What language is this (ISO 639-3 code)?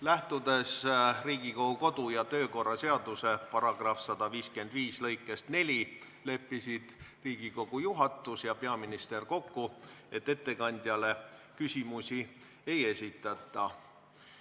est